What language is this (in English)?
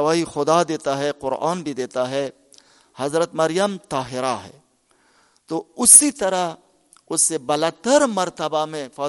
Urdu